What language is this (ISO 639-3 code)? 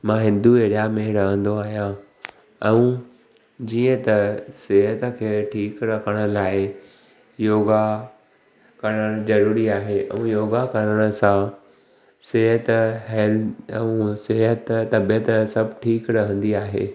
snd